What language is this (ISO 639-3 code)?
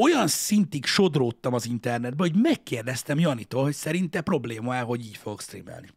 hun